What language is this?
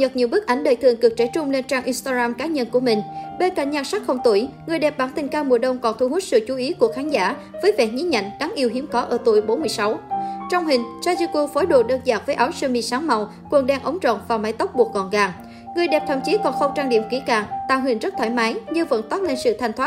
Vietnamese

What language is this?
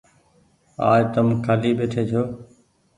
Goaria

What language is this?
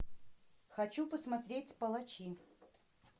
Russian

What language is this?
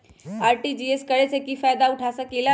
Magahi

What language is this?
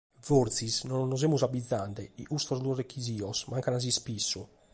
Sardinian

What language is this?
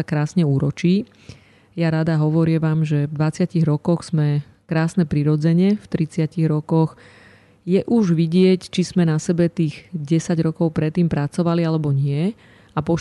Slovak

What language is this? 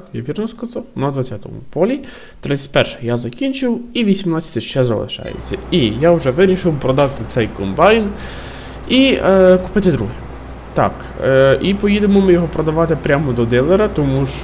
Ukrainian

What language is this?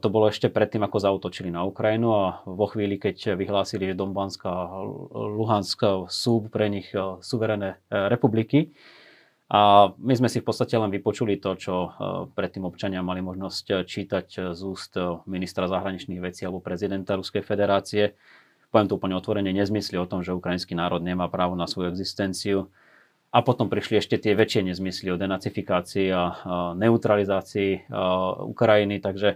Slovak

